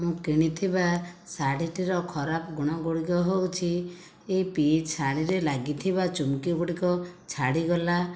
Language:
Odia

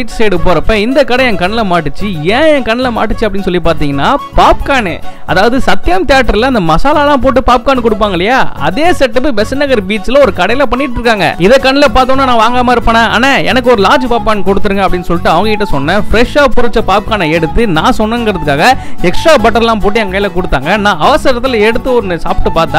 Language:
Turkish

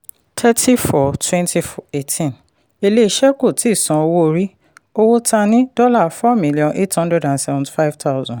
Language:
Yoruba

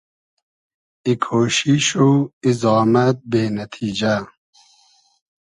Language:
Hazaragi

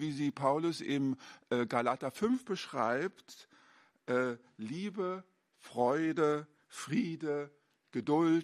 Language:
German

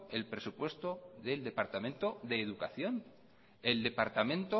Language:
Spanish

